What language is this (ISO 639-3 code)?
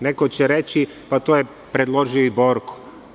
srp